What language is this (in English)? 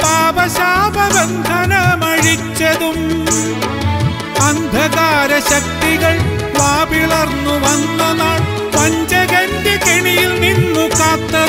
Hindi